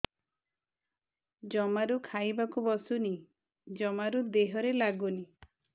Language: Odia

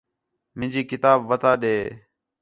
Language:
Khetrani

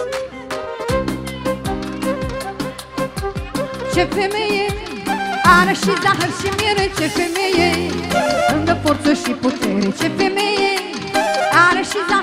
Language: Romanian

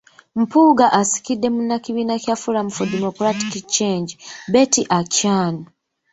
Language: Ganda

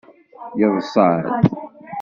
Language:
Kabyle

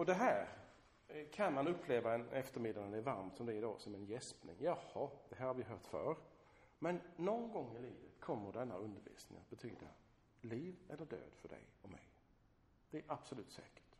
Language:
Swedish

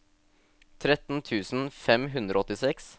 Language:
Norwegian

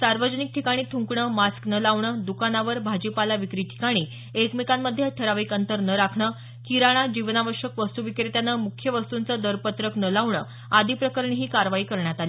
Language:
Marathi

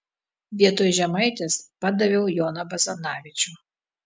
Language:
Lithuanian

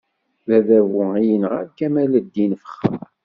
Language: Kabyle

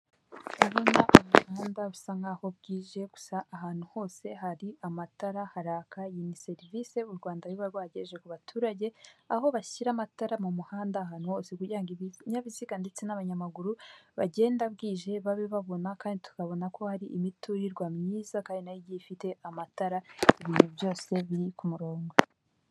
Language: Kinyarwanda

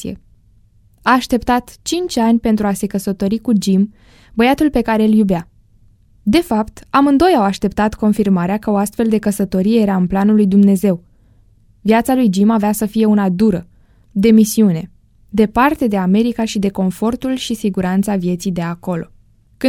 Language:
Romanian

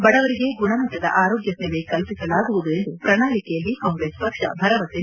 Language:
Kannada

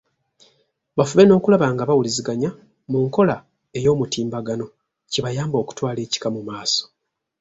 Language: Ganda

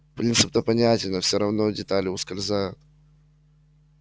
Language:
Russian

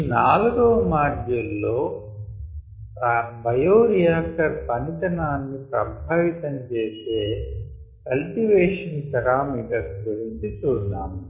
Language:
Telugu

